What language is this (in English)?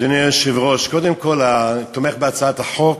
Hebrew